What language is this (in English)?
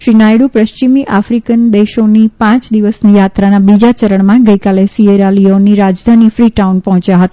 Gujarati